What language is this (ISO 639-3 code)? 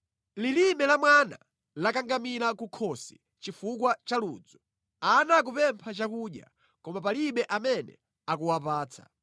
nya